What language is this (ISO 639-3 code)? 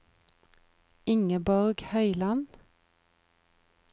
nor